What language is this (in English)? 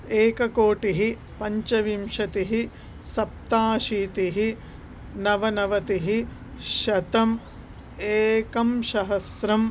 Sanskrit